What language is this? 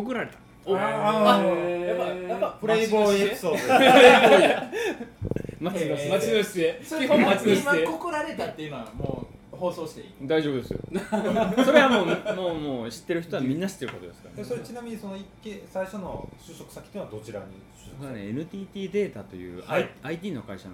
Japanese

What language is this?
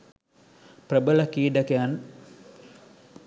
Sinhala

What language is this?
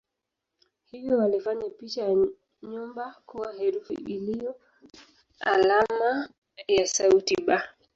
Swahili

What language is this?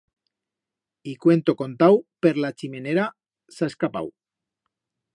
Aragonese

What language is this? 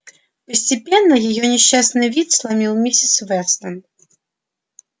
Russian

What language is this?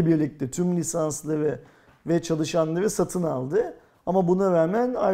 Turkish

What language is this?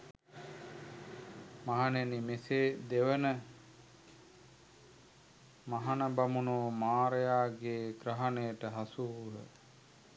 Sinhala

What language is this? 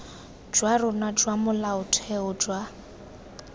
Tswana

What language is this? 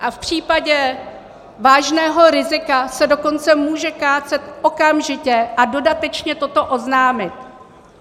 Czech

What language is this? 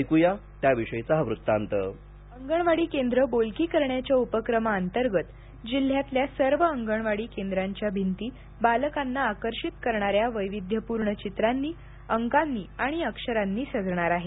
Marathi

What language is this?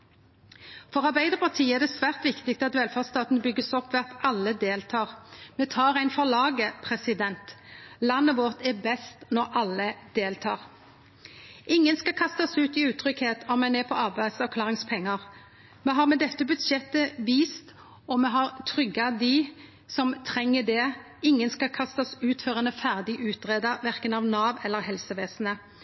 Norwegian Nynorsk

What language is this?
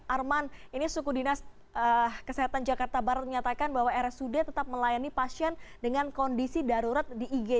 Indonesian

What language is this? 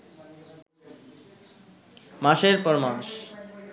Bangla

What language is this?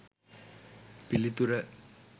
Sinhala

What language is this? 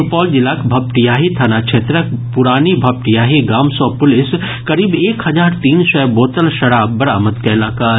Maithili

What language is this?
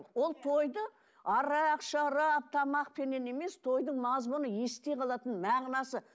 Kazakh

